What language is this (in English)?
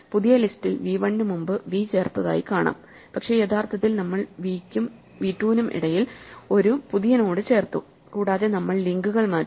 Malayalam